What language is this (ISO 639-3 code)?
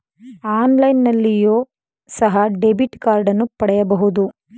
kan